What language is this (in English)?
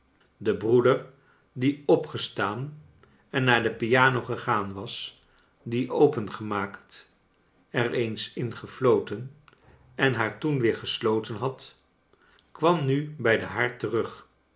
Dutch